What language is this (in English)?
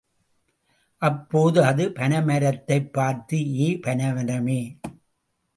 Tamil